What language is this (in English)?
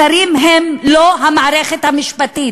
Hebrew